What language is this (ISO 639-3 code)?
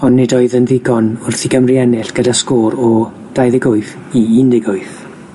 cym